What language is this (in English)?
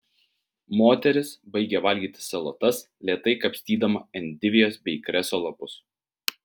Lithuanian